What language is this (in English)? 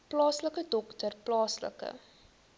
Afrikaans